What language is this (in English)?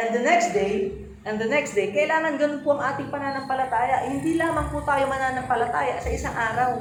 Filipino